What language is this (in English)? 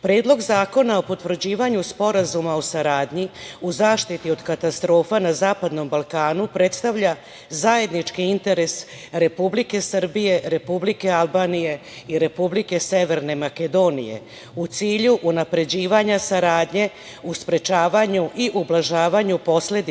Serbian